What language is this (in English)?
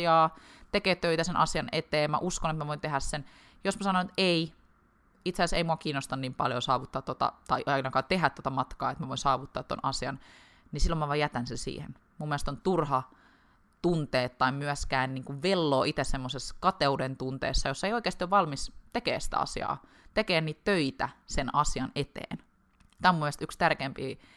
Finnish